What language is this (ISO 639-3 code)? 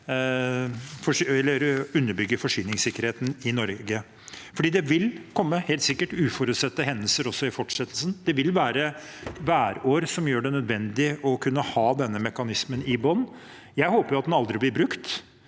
nor